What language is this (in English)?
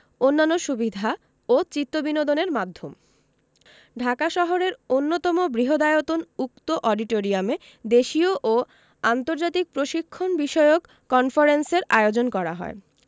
Bangla